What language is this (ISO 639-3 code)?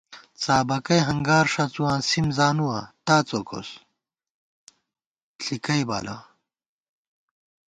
gwt